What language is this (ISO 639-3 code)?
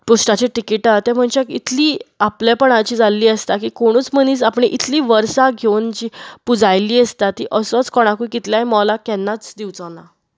kok